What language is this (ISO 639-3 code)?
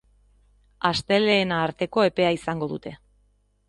eus